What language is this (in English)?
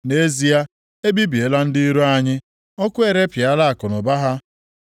Igbo